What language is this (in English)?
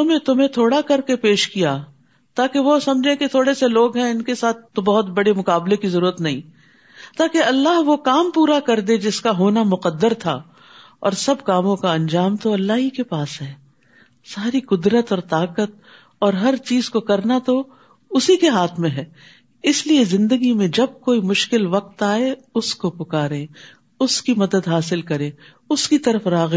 Urdu